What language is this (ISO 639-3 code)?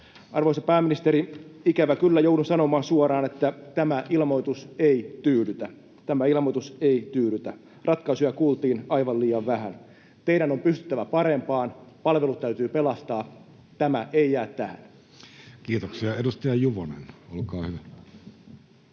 fin